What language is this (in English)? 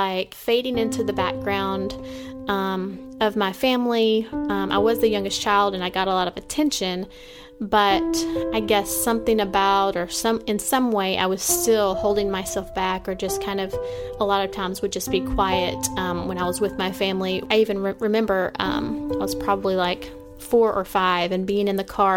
English